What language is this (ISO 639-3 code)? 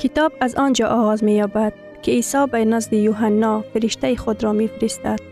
fas